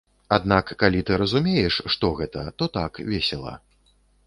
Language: Belarusian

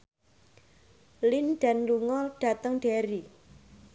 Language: Javanese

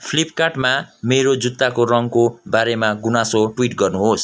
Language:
Nepali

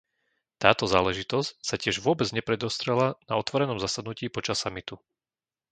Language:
Slovak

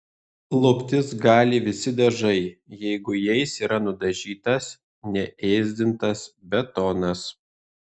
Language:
Lithuanian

